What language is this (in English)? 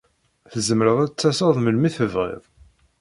Kabyle